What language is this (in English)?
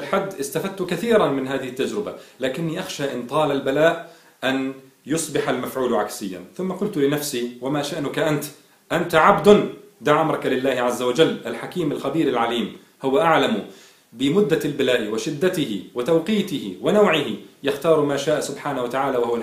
Arabic